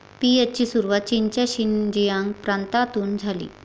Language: Marathi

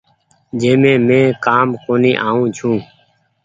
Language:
Goaria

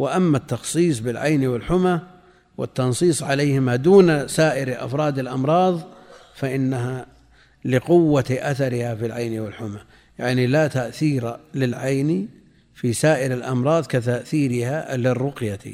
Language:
Arabic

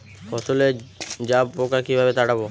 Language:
Bangla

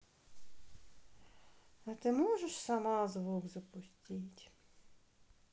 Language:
Russian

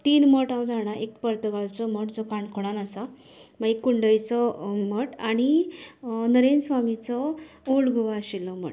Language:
Konkani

